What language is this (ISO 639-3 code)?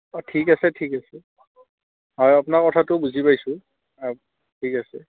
asm